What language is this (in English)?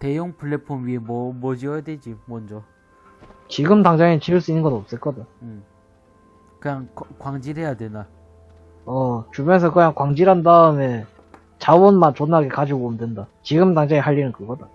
Korean